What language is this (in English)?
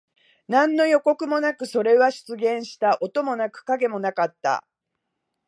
Japanese